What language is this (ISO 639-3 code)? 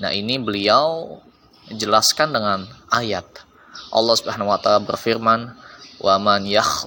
ind